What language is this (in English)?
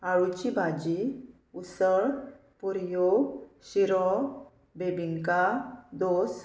Konkani